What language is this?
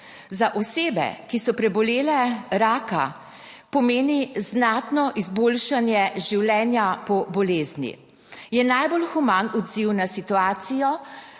Slovenian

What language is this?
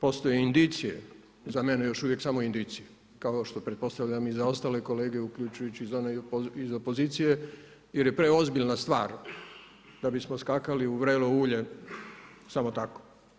Croatian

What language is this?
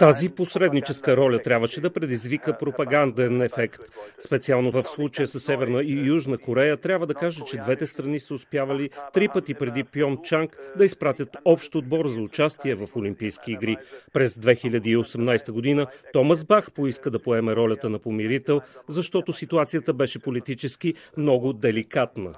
Bulgarian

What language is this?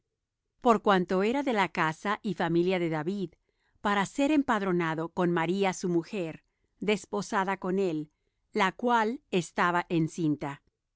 Spanish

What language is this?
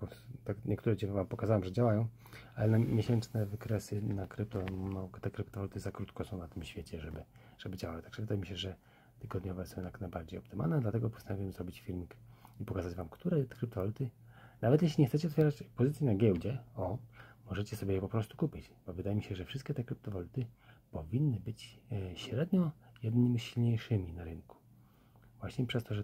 Polish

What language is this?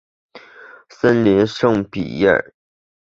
Chinese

